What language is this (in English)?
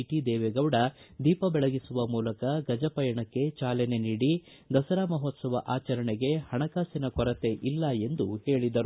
Kannada